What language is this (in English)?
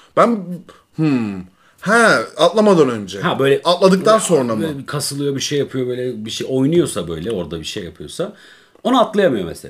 Turkish